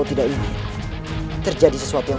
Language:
Indonesian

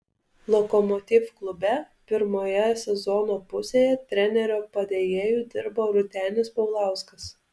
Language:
Lithuanian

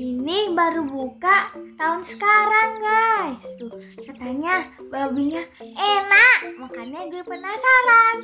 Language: Indonesian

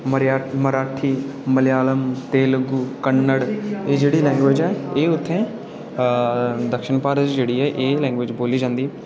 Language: Dogri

